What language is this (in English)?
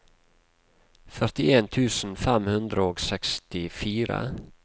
Norwegian